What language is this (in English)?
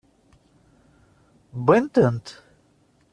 Kabyle